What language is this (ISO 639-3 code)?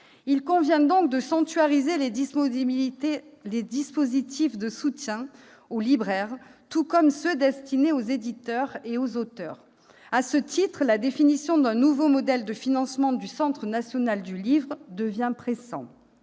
fra